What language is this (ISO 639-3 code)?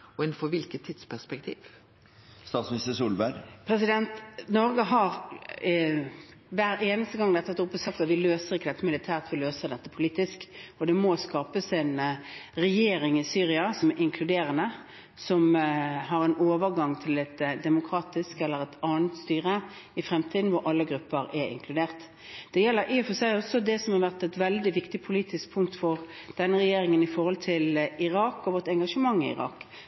nor